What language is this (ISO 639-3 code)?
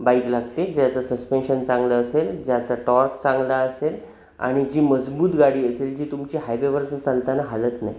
mar